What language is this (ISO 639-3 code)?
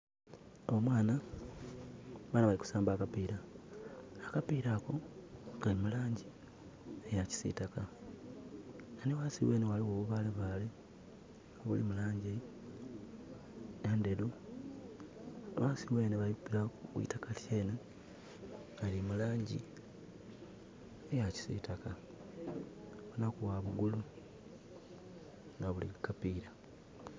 xog